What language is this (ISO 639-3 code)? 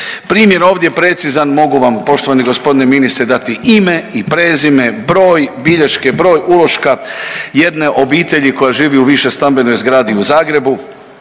hrv